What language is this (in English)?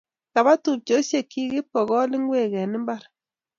Kalenjin